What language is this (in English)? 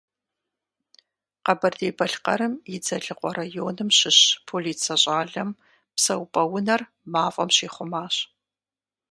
Kabardian